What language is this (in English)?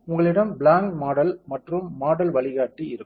Tamil